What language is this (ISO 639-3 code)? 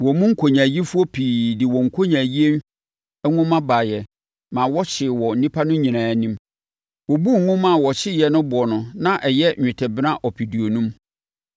aka